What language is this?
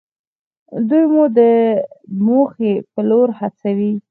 Pashto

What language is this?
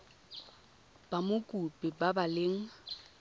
Tswana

